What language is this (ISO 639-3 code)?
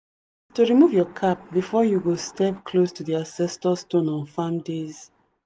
pcm